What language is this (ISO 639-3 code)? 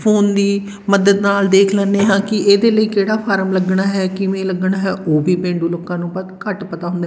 pan